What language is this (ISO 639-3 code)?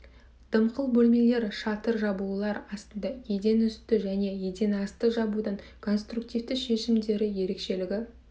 kaz